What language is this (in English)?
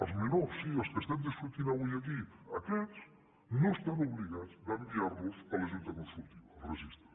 Catalan